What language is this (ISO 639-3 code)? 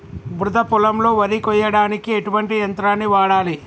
tel